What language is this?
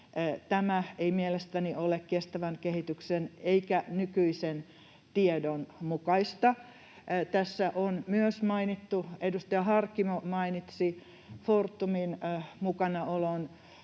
Finnish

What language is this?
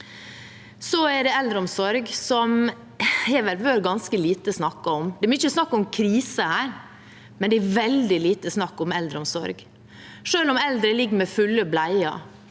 Norwegian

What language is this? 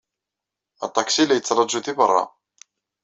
Kabyle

